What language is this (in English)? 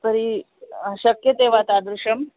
Sanskrit